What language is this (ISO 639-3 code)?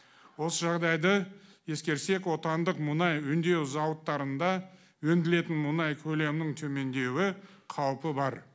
kaz